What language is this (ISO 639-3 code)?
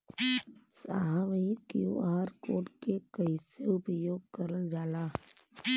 bho